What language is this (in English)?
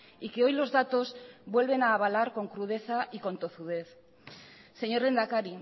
Spanish